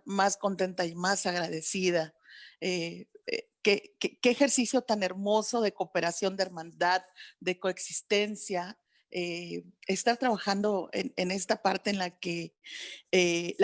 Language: Spanish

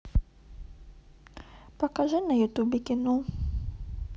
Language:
Russian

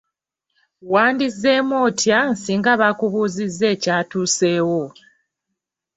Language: Ganda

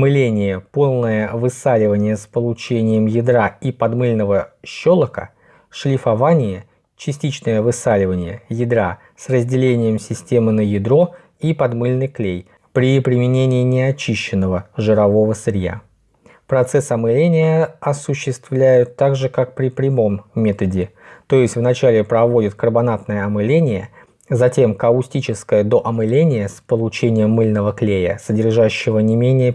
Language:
Russian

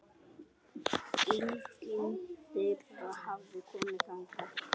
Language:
Icelandic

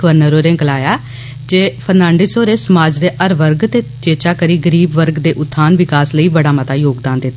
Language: Dogri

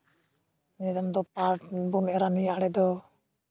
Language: Santali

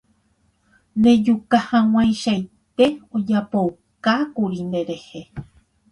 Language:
Guarani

